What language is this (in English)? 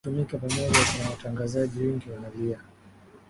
Swahili